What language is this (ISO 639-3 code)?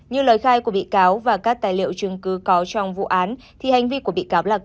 vie